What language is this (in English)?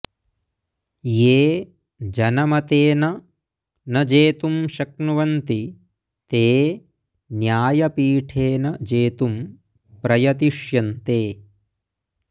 Sanskrit